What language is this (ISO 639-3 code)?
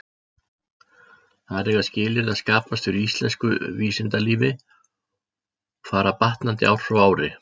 isl